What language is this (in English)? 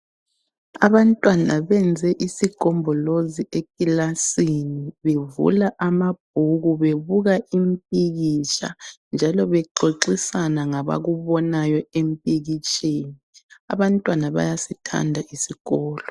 North Ndebele